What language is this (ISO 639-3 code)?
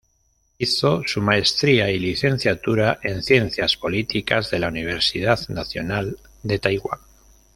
spa